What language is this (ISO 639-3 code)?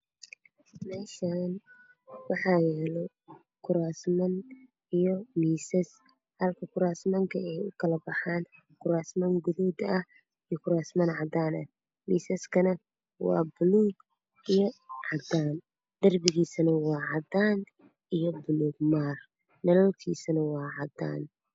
som